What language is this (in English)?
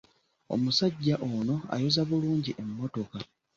Ganda